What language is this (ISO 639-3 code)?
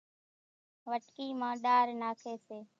gjk